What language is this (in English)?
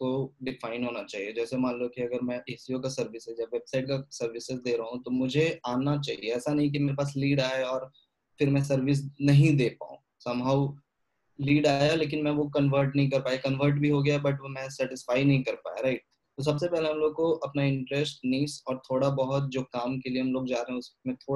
Hindi